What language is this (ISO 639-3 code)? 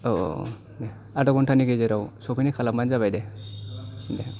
brx